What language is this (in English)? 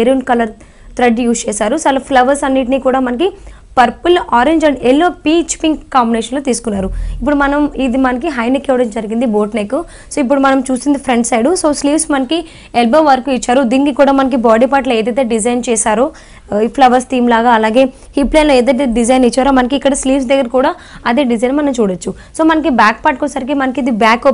Telugu